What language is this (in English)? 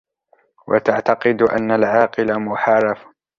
Arabic